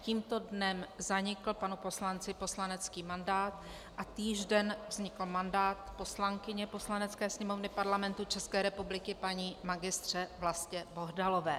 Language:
Czech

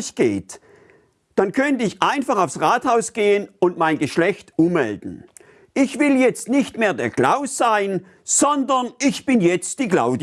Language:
German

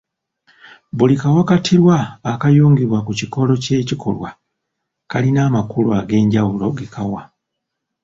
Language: Ganda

